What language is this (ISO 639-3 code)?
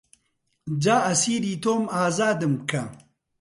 ckb